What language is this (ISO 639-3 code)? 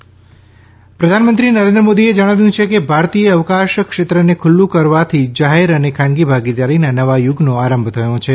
guj